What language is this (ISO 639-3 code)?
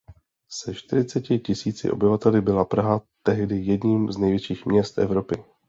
ces